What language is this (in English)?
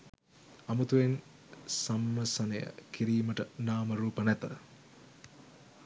Sinhala